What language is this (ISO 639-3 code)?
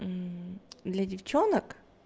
rus